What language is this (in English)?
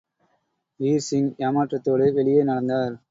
Tamil